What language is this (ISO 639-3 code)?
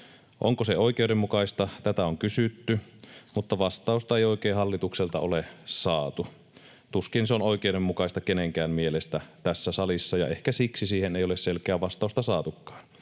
fin